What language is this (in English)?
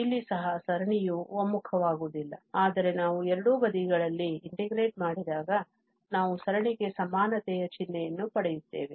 Kannada